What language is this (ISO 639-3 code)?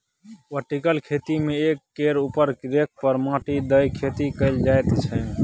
mai